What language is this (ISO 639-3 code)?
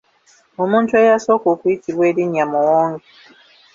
lug